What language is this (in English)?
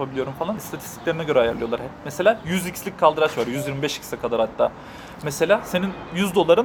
Turkish